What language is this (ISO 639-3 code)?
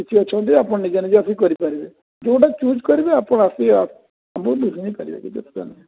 ori